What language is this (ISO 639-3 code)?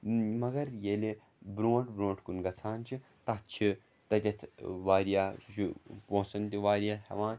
kas